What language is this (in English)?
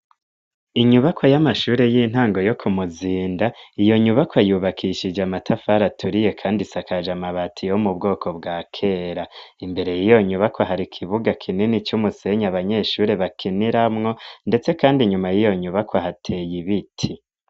Rundi